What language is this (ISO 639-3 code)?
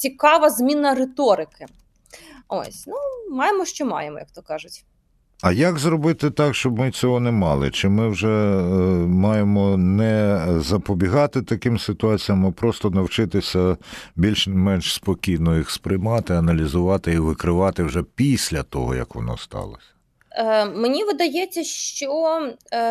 ukr